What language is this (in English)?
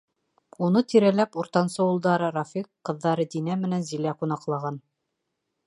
Bashkir